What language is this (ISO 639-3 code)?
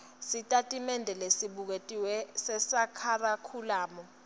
ssw